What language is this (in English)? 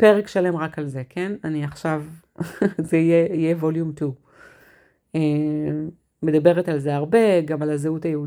Hebrew